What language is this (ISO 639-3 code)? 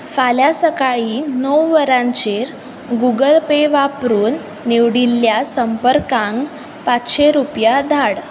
kok